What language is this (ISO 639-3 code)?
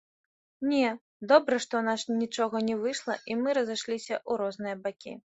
bel